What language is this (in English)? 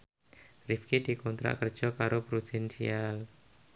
Javanese